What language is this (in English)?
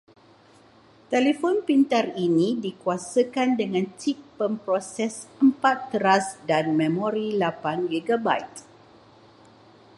Malay